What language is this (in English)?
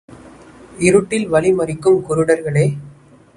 Tamil